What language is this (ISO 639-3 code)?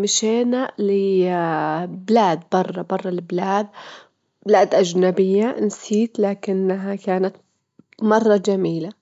afb